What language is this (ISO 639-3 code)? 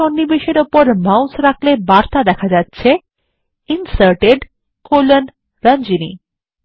ben